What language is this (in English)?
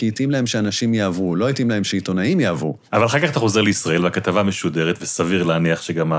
Hebrew